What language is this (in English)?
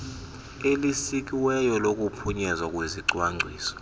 Xhosa